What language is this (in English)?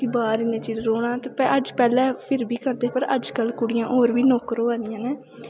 Dogri